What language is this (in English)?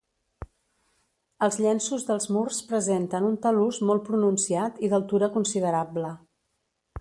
Catalan